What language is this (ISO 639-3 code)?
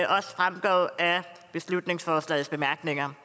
dan